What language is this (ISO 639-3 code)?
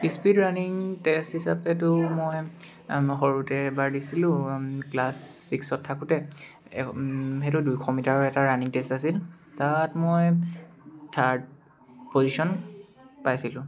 asm